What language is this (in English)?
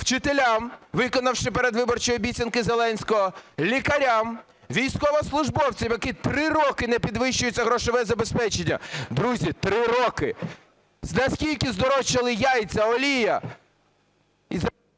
Ukrainian